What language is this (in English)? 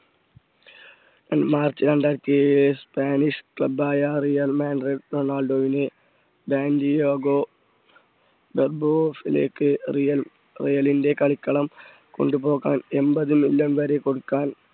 Malayalam